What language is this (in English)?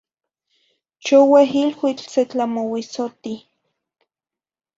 Zacatlán-Ahuacatlán-Tepetzintla Nahuatl